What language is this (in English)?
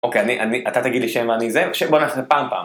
Hebrew